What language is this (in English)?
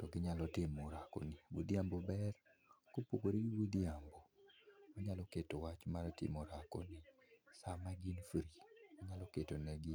Luo (Kenya and Tanzania)